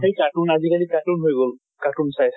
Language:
Assamese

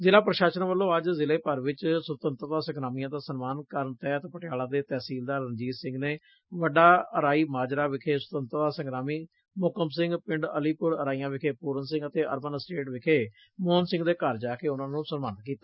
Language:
Punjabi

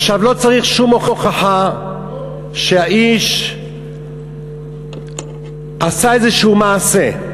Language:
Hebrew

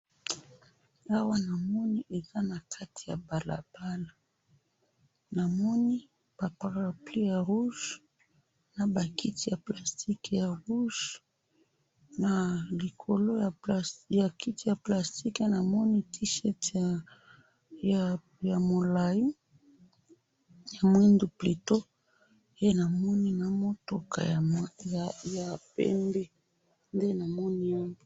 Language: Lingala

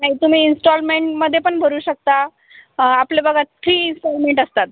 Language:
Marathi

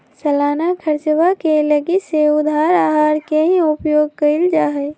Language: Magahi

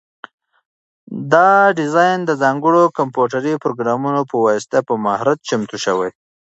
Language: Pashto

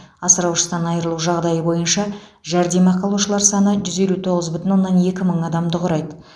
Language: Kazakh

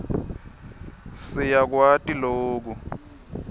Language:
Swati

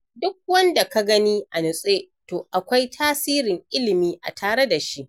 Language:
Hausa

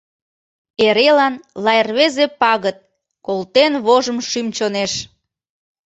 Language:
Mari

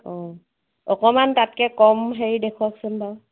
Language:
Assamese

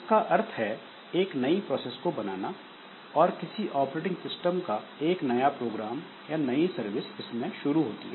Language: Hindi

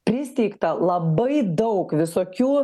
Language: Lithuanian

